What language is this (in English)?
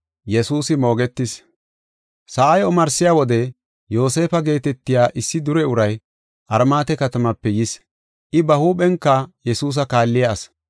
Gofa